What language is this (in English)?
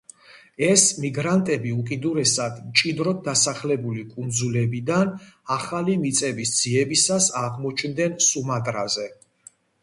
Georgian